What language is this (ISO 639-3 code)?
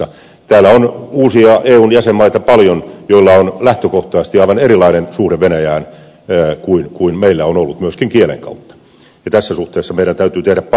fin